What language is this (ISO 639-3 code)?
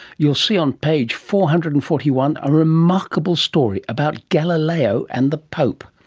eng